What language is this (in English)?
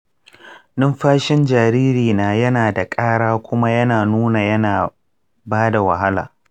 Hausa